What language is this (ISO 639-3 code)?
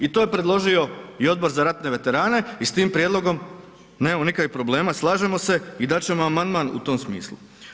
hrv